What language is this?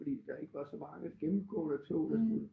Danish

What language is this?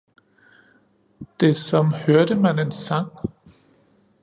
Danish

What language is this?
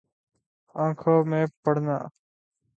Urdu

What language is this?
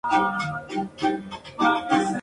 Spanish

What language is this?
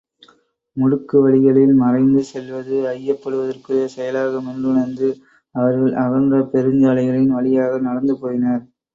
Tamil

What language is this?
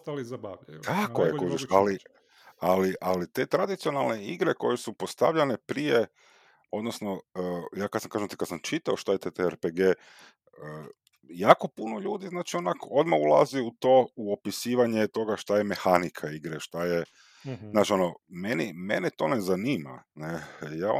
Croatian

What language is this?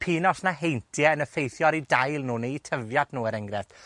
Welsh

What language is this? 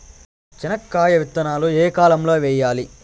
Telugu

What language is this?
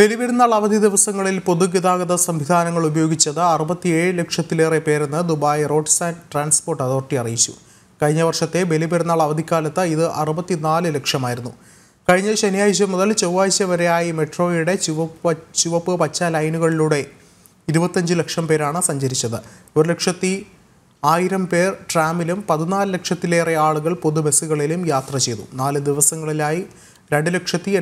Malayalam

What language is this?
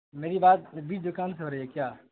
Urdu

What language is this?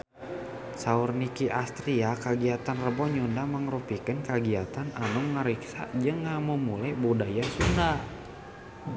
Sundanese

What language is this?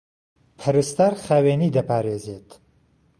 Central Kurdish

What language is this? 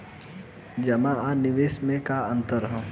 Bhojpuri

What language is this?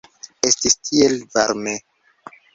Esperanto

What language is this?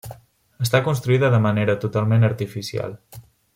Catalan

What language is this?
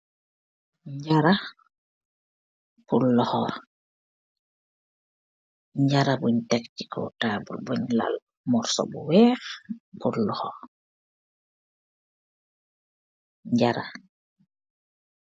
Wolof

